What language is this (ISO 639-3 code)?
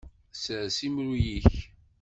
kab